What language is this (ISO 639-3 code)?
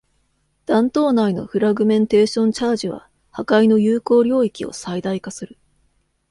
jpn